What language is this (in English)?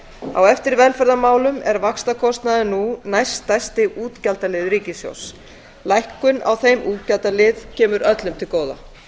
Icelandic